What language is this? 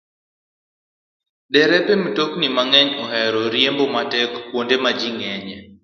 Luo (Kenya and Tanzania)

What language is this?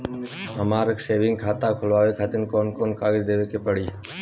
Bhojpuri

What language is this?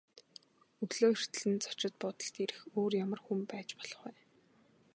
Mongolian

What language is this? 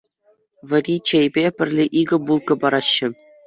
Chuvash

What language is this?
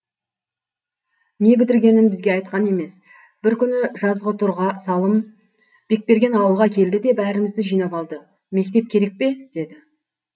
Kazakh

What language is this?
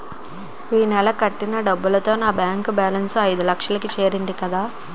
Telugu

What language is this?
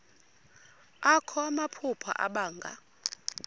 Xhosa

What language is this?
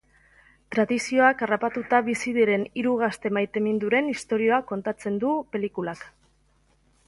Basque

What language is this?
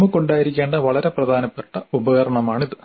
Malayalam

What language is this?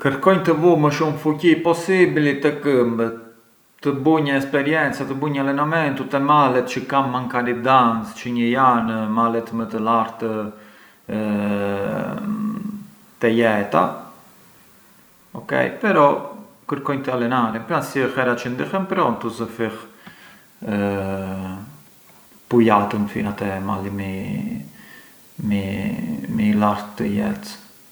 Arbëreshë Albanian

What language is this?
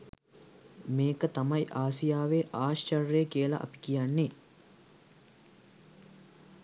Sinhala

